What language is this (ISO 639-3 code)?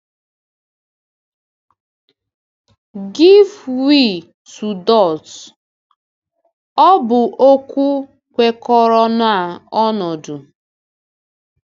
ibo